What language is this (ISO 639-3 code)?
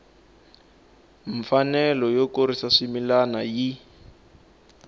tso